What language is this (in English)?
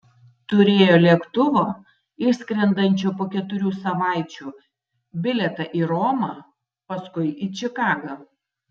Lithuanian